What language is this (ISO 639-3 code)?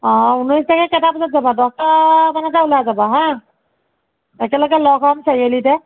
asm